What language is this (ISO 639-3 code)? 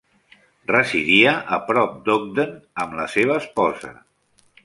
cat